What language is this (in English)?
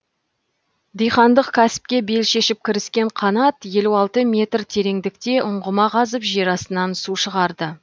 Kazakh